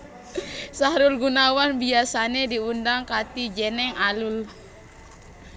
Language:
Javanese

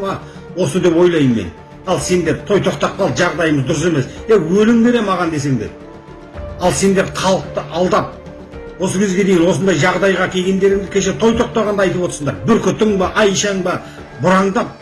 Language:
Kazakh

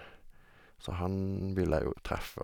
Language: Norwegian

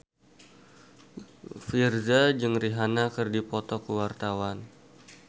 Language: Sundanese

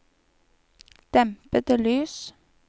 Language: Norwegian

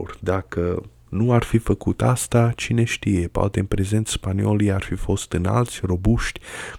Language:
Romanian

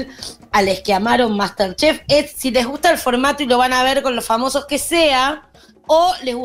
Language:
Spanish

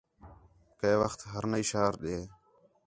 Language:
Khetrani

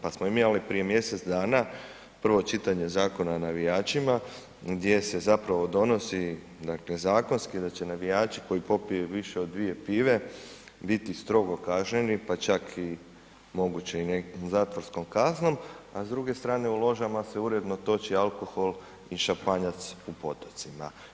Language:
Croatian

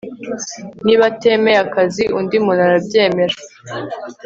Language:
Kinyarwanda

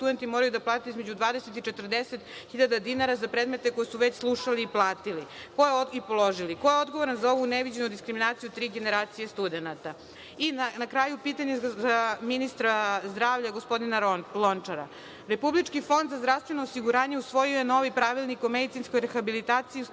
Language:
Serbian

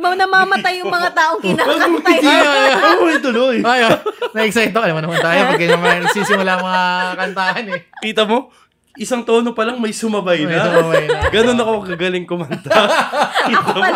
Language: Filipino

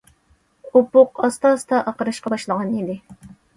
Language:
Uyghur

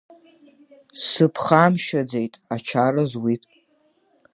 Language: Abkhazian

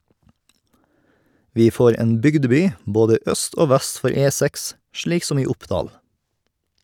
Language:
Norwegian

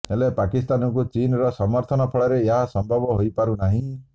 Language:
Odia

